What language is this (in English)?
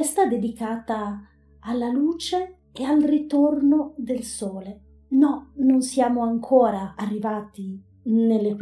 Italian